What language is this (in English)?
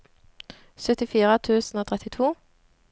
Norwegian